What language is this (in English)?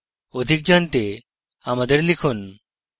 Bangla